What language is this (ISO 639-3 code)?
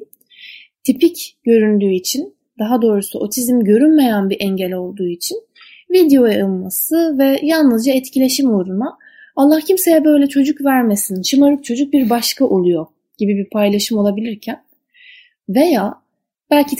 tur